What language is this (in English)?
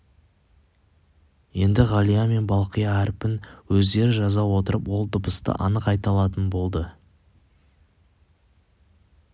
Kazakh